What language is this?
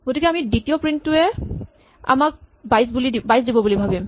Assamese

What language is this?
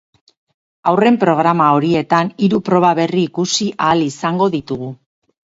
Basque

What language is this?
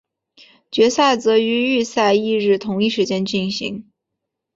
Chinese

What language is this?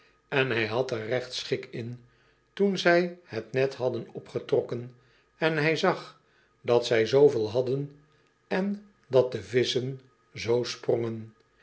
Dutch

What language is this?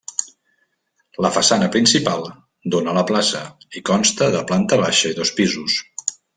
Catalan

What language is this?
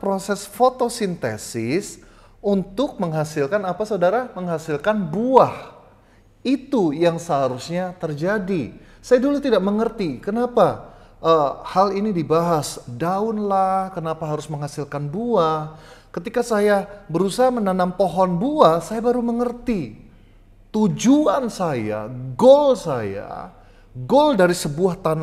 Indonesian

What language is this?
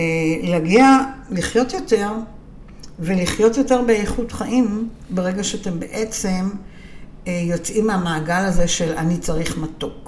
Hebrew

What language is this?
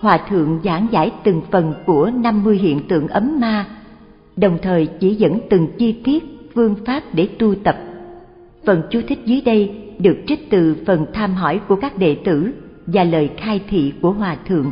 Vietnamese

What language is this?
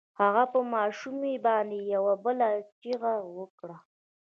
Pashto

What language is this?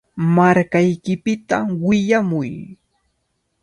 Cajatambo North Lima Quechua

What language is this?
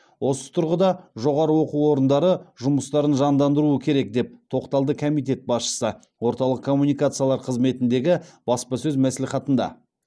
Kazakh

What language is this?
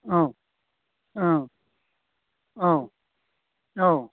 Bodo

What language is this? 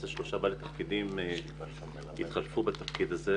Hebrew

